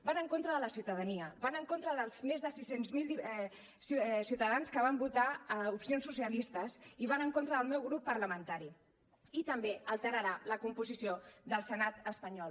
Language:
Catalan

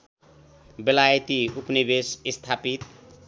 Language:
Nepali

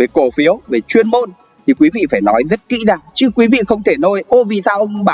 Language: Vietnamese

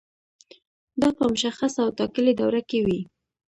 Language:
Pashto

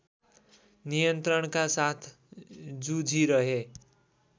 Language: Nepali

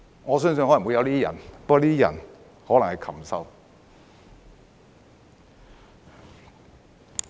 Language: Cantonese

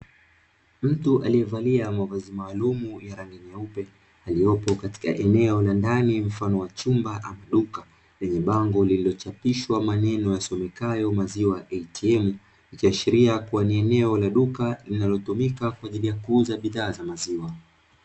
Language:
Swahili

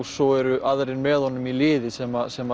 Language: Icelandic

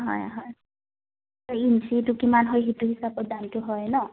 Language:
Assamese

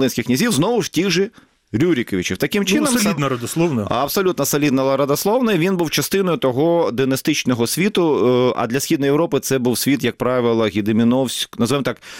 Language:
Ukrainian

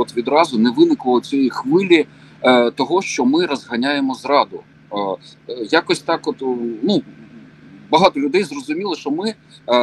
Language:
Ukrainian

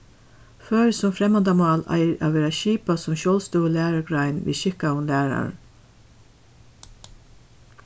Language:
Faroese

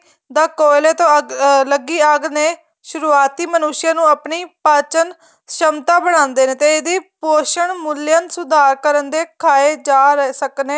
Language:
Punjabi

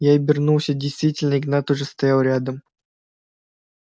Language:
Russian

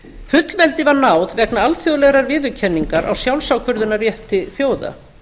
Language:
Icelandic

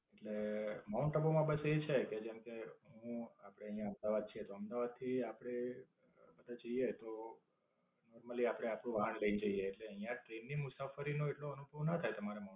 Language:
Gujarati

